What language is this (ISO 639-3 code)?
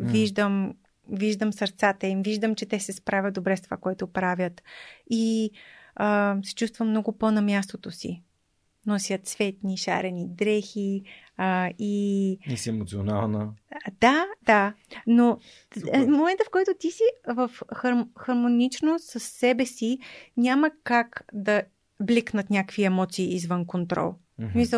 bul